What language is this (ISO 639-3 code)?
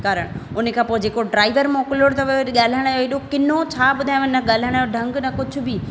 snd